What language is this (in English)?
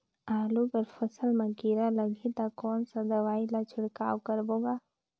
Chhattisgarhi